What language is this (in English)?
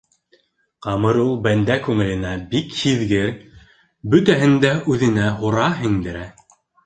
Bashkir